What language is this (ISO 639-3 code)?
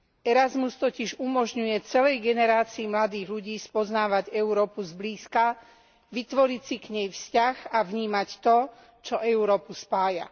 slk